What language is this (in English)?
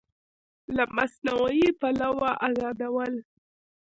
Pashto